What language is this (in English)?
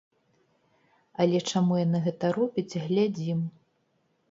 Belarusian